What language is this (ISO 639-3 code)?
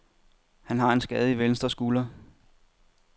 dan